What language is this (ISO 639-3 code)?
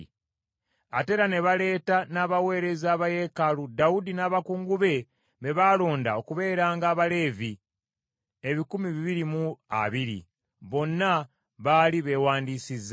lug